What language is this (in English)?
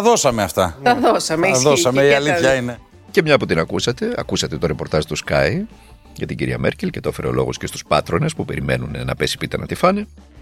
Greek